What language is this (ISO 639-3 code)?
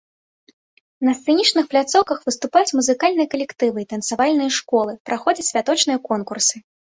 bel